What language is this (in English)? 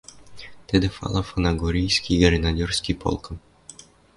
Western Mari